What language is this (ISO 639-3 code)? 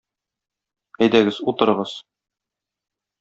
tat